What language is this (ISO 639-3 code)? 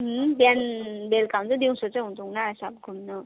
nep